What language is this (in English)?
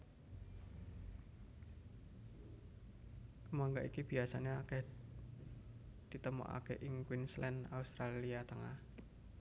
Javanese